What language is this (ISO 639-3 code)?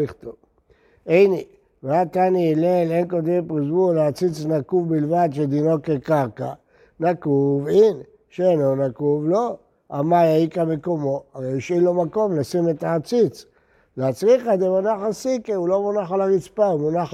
heb